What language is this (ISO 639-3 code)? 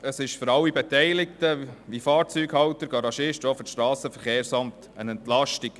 gsw